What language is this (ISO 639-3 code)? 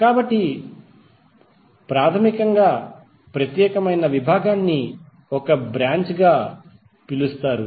tel